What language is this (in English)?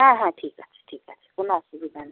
Bangla